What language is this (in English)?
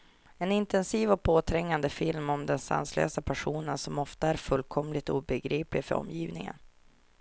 Swedish